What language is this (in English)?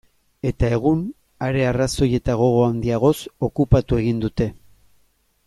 Basque